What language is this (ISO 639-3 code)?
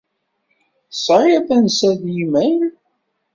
kab